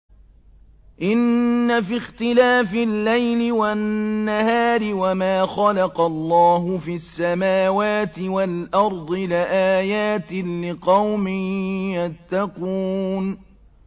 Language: Arabic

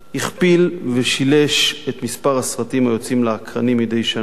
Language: Hebrew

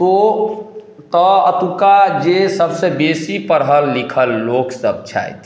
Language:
Maithili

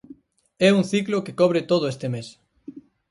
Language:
Galician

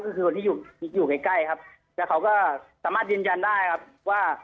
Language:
Thai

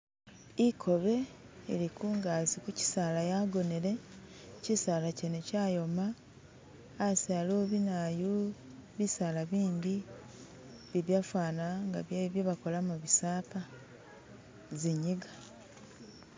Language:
Masaaba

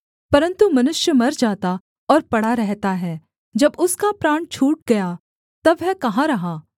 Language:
Hindi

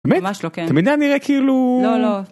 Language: Hebrew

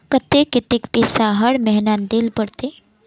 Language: Magahi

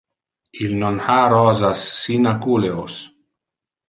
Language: Interlingua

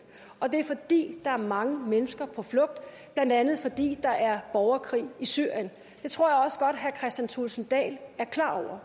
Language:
Danish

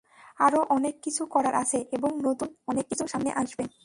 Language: Bangla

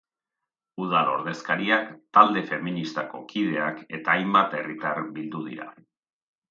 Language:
Basque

